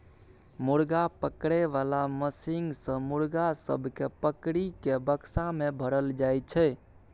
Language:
Maithili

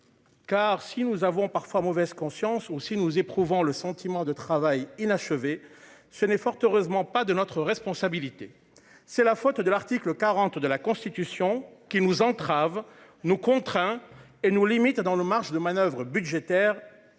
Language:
French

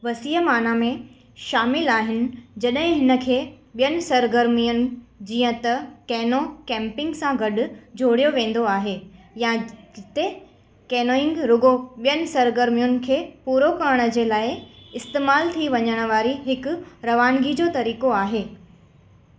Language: Sindhi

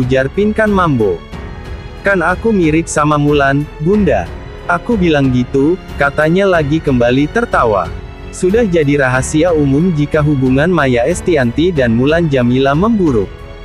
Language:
Indonesian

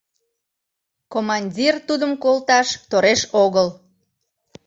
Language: Mari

